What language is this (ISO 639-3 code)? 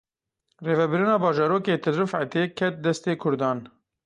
kur